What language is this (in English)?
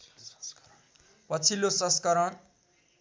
Nepali